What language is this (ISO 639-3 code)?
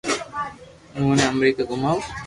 lrk